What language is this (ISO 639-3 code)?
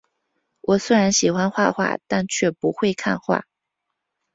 zho